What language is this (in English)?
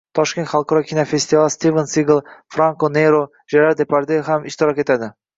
Uzbek